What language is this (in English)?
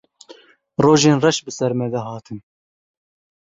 Kurdish